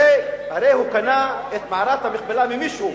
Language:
Hebrew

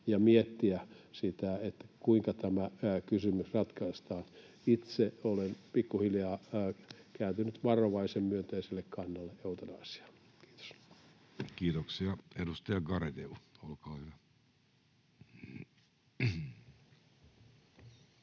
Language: Finnish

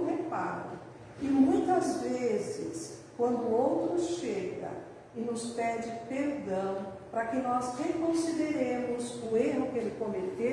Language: Portuguese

